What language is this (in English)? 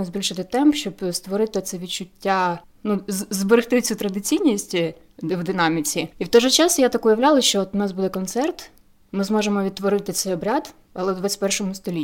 Ukrainian